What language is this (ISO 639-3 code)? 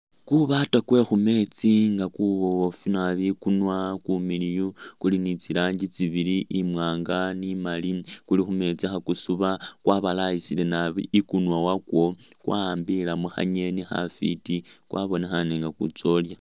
myx